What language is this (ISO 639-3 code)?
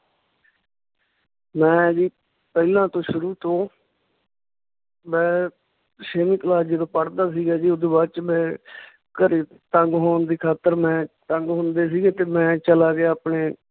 pan